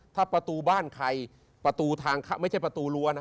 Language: Thai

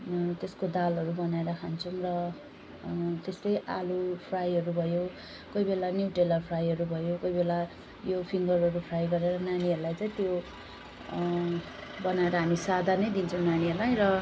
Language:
Nepali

